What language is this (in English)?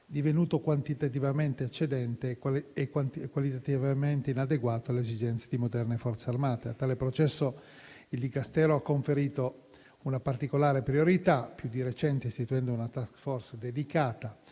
Italian